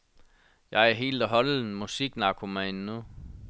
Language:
Danish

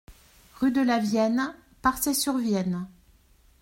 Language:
French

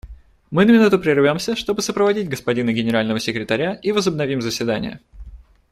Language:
Russian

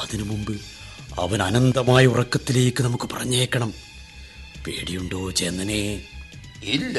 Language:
Malayalam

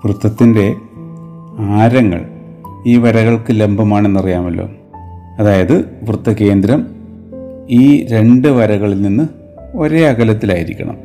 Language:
Malayalam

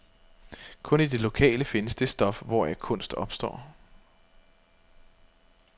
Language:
Danish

